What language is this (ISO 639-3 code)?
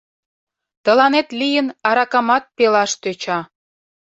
chm